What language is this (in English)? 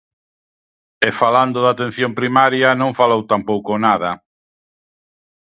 Galician